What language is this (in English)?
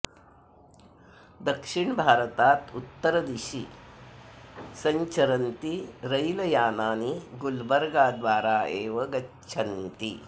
Sanskrit